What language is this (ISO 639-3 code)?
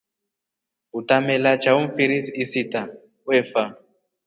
rof